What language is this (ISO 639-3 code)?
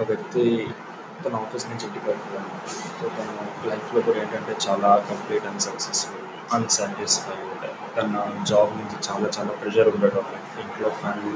tel